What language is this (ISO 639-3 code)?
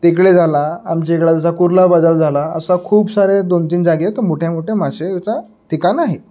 mar